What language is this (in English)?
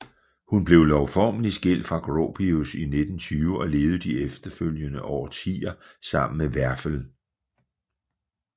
Danish